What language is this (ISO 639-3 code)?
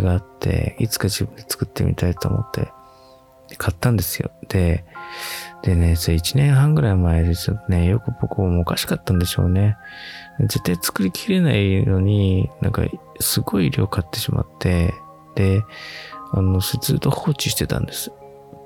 jpn